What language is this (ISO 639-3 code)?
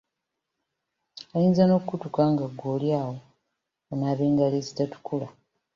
lug